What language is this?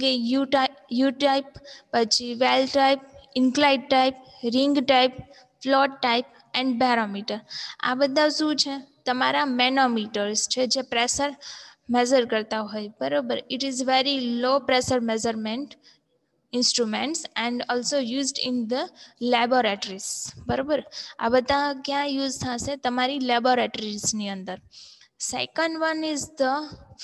Gujarati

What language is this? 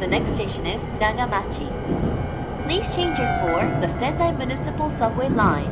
Japanese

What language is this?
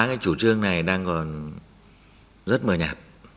Vietnamese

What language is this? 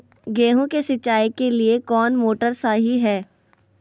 Magahi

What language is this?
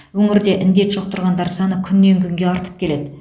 Kazakh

